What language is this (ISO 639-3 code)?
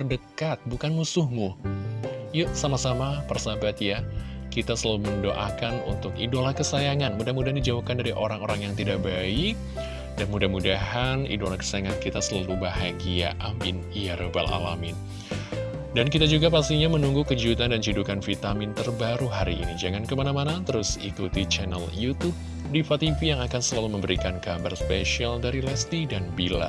ind